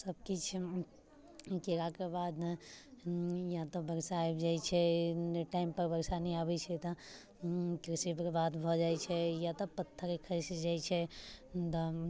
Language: Maithili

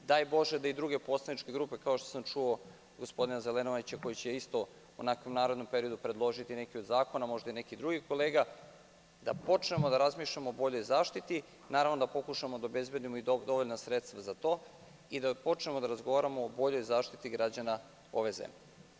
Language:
Serbian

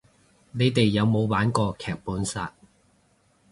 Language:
Cantonese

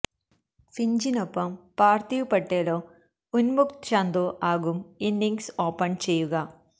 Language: Malayalam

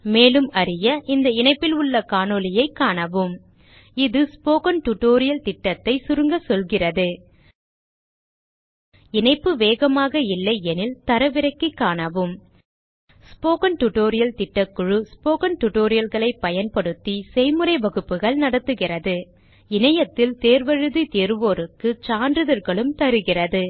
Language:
Tamil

